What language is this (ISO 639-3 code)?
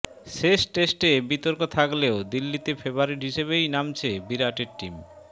ben